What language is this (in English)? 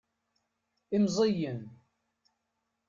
Kabyle